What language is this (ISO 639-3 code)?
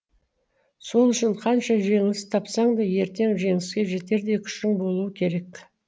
kaz